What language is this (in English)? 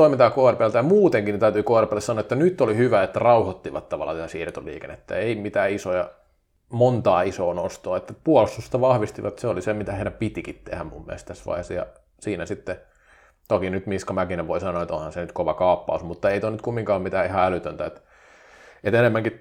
Finnish